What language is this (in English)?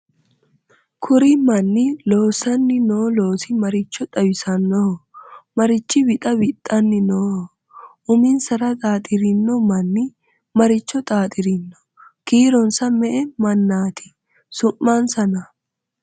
Sidamo